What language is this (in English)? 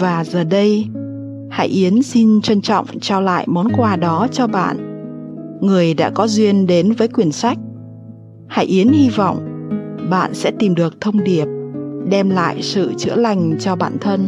Vietnamese